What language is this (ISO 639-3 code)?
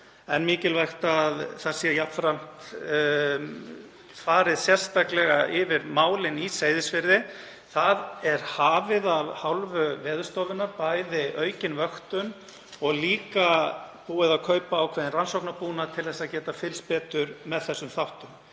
isl